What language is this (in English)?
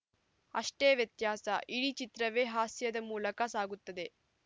Kannada